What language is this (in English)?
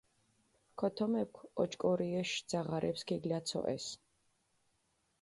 Mingrelian